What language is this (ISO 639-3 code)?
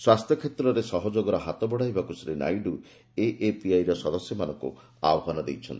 ori